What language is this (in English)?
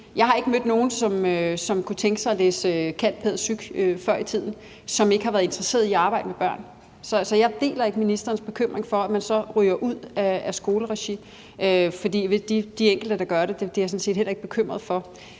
Danish